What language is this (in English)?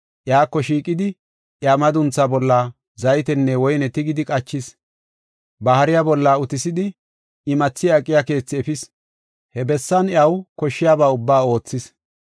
Gofa